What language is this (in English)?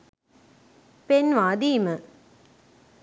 Sinhala